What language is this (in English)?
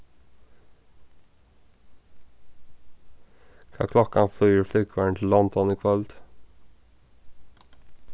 Faroese